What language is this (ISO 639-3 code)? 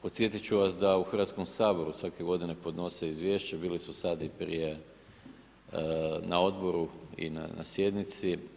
hrv